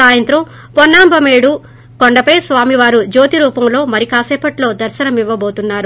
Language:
Telugu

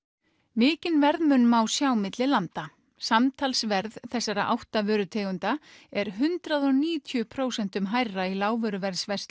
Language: Icelandic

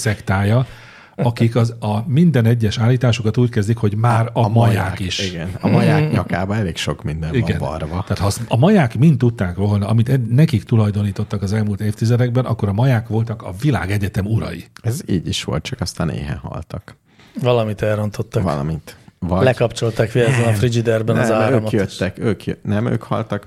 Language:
Hungarian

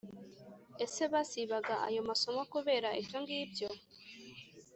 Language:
Kinyarwanda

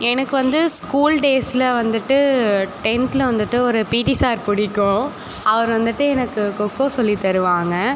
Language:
Tamil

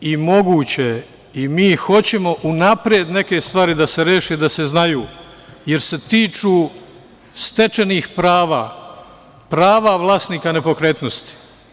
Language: Serbian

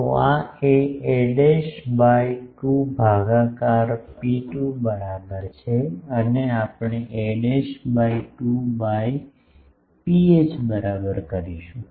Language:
Gujarati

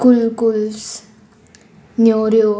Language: Konkani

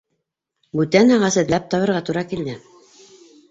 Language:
Bashkir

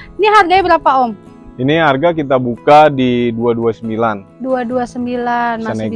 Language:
Indonesian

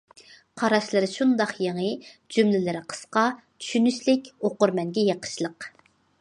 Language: Uyghur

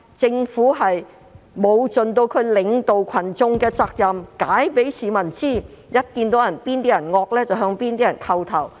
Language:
Cantonese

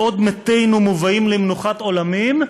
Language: Hebrew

